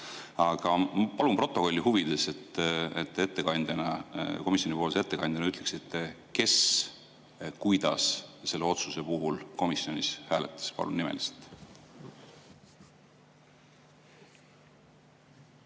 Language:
Estonian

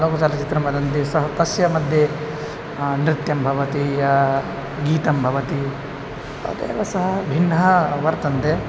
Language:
Sanskrit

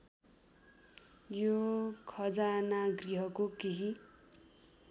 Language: Nepali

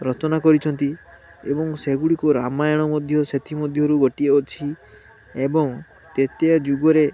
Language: Odia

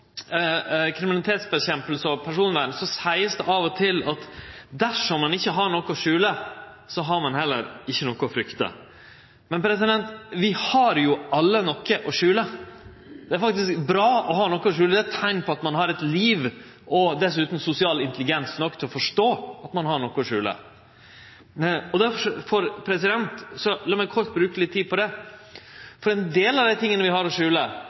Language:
Norwegian Nynorsk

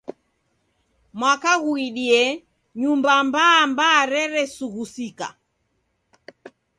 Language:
Taita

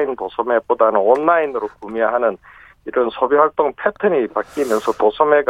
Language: Korean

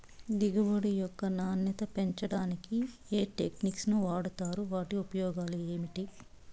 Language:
Telugu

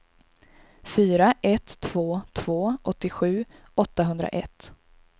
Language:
Swedish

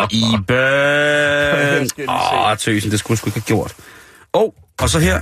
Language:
Danish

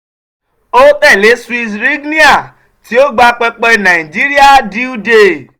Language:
Yoruba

